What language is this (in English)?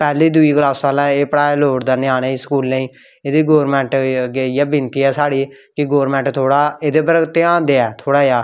Dogri